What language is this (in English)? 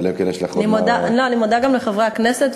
Hebrew